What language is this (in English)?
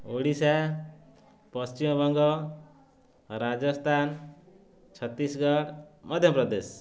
Odia